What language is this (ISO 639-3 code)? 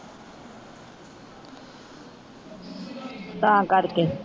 pan